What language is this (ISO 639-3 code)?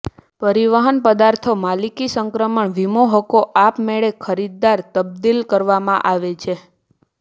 guj